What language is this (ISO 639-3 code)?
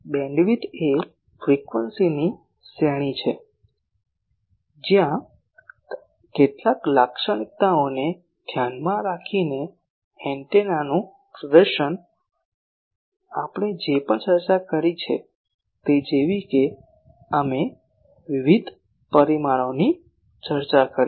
guj